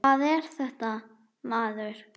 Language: Icelandic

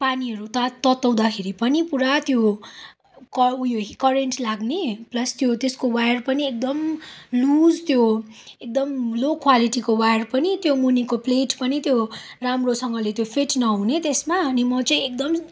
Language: Nepali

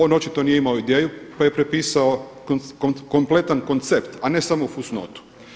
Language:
Croatian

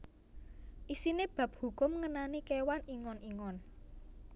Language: Javanese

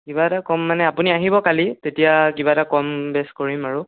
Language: Assamese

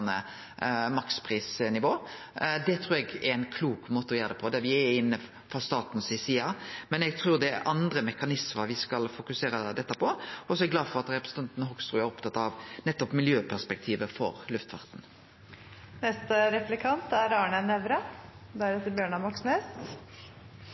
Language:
Norwegian Nynorsk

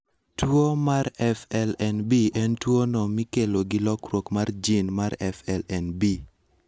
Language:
Luo (Kenya and Tanzania)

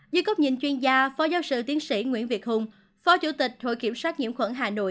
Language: Vietnamese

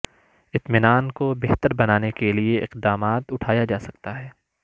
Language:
Urdu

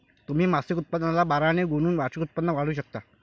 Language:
Marathi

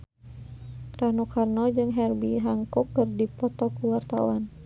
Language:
Sundanese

